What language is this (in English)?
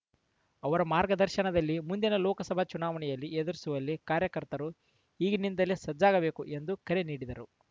Kannada